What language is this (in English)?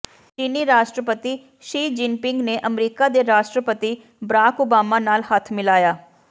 Punjabi